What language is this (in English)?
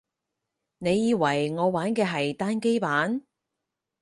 Cantonese